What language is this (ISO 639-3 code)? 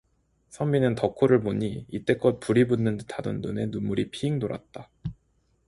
kor